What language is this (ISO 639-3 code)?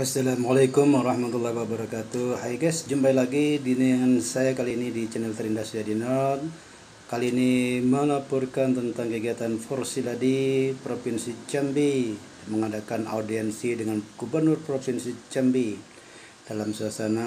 ind